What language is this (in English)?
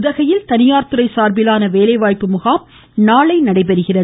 Tamil